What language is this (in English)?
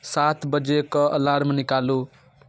Maithili